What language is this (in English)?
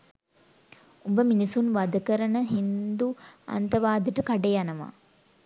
Sinhala